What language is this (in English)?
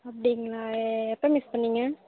Tamil